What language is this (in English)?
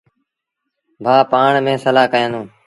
Sindhi Bhil